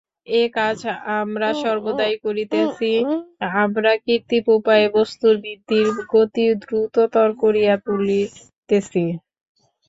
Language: Bangla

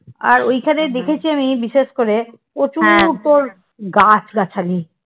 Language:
Bangla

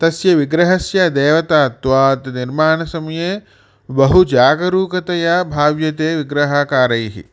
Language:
Sanskrit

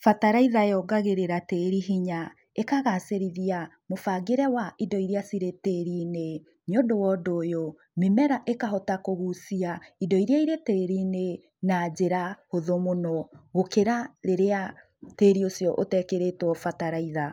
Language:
Kikuyu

